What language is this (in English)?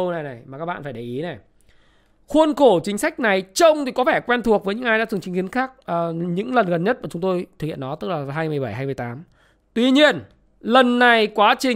Vietnamese